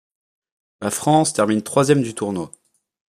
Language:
French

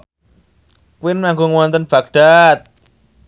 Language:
Javanese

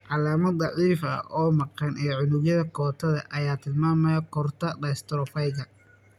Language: Somali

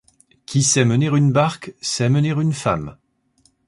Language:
French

